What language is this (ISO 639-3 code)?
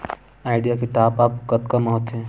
hne